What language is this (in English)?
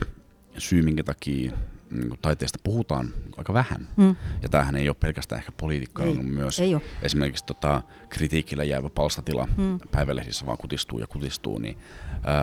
Finnish